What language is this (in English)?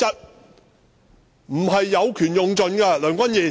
Cantonese